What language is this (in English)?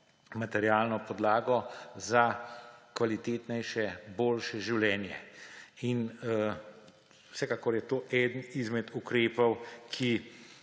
Slovenian